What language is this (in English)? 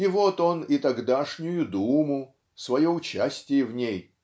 Russian